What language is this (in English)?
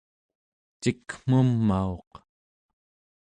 Central Yupik